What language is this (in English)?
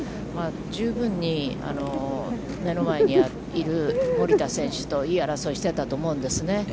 Japanese